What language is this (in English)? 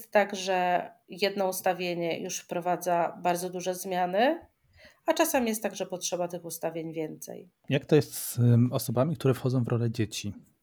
Polish